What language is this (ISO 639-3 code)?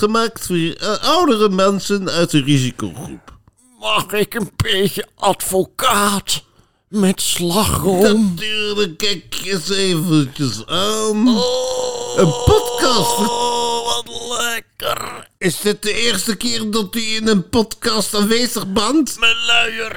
nld